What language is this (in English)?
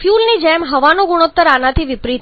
Gujarati